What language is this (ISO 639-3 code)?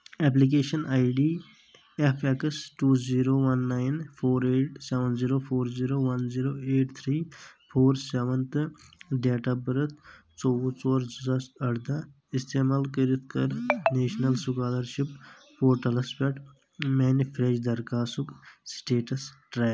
kas